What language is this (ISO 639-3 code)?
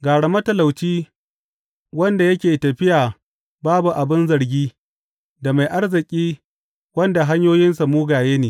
hau